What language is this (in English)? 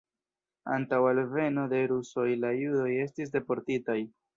Esperanto